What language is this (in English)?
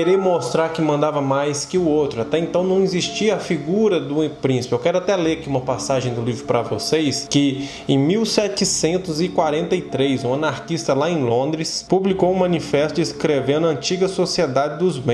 Portuguese